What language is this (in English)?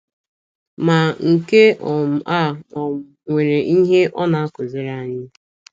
Igbo